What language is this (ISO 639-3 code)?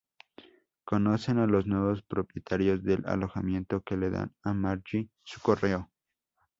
spa